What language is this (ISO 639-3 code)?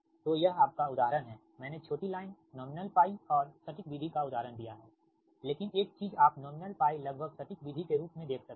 hin